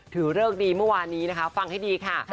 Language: Thai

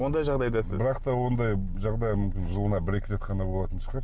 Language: Kazakh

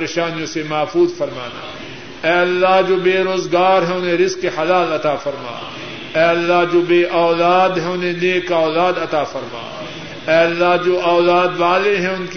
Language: Urdu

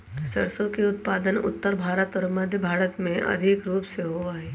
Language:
Magahi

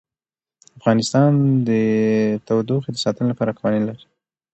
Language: Pashto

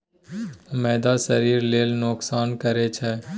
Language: Maithili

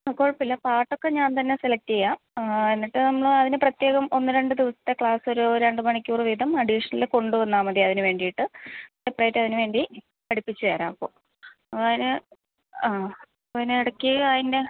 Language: Malayalam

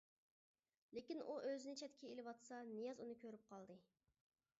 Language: Uyghur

